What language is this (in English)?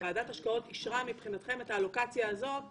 Hebrew